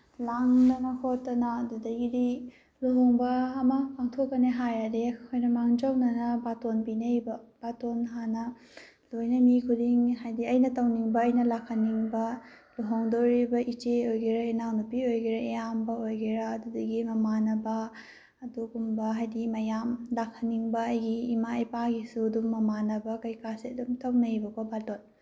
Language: Manipuri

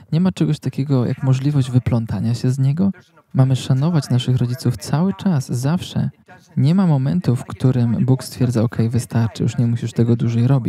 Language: Polish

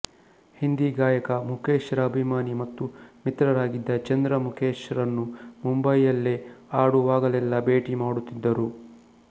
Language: Kannada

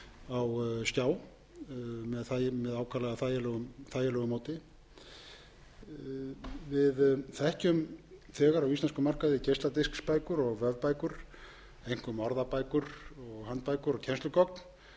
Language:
Icelandic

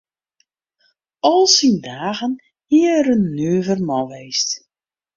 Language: Western Frisian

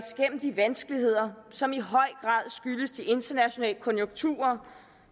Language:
Danish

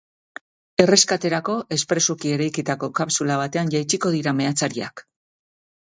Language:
Basque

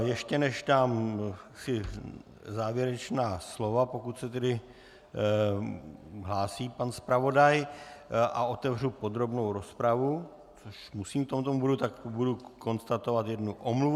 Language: Czech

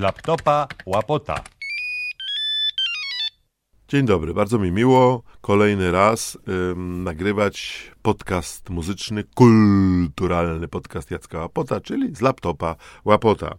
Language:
Polish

